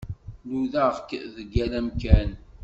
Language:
Kabyle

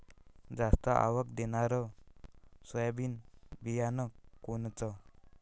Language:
Marathi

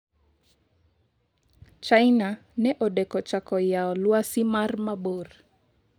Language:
Luo (Kenya and Tanzania)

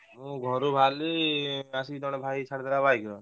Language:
Odia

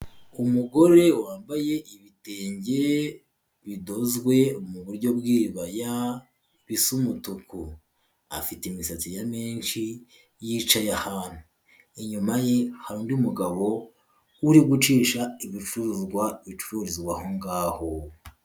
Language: Kinyarwanda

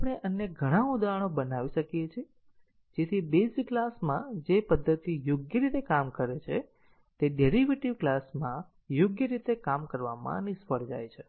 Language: Gujarati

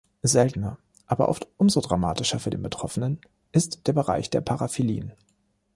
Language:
German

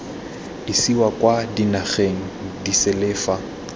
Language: Tswana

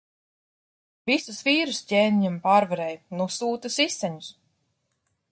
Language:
Latvian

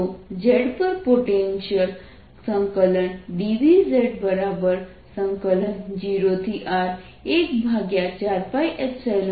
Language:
Gujarati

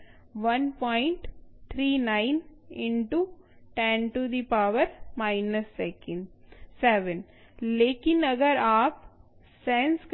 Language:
Hindi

